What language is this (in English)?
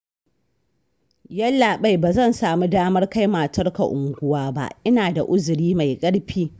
Hausa